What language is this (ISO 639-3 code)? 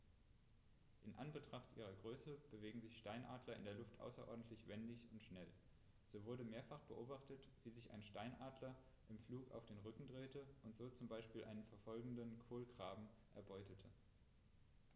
deu